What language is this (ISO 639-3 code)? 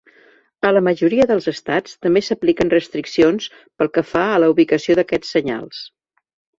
cat